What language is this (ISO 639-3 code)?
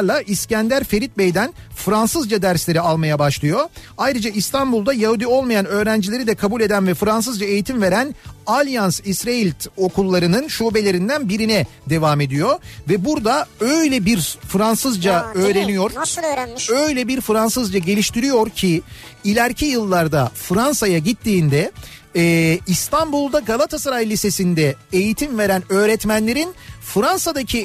tur